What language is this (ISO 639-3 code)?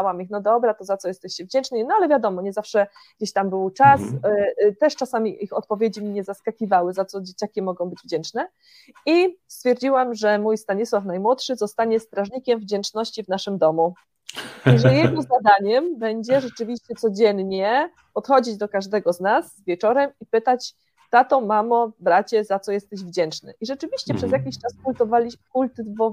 pol